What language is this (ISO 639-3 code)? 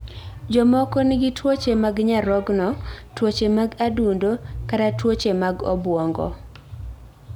luo